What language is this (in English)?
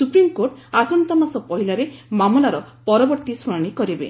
Odia